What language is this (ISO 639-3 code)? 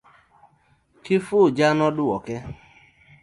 luo